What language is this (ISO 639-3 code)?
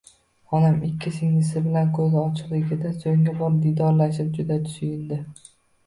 uzb